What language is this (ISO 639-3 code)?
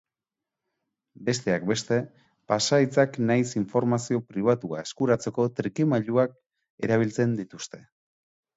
eus